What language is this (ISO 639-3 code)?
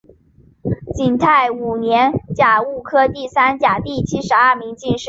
zho